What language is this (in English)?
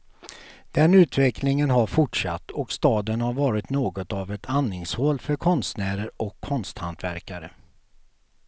Swedish